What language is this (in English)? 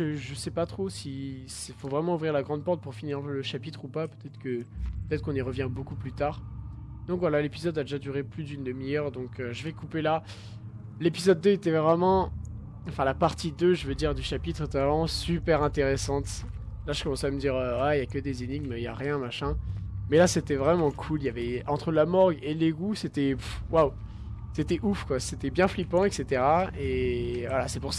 French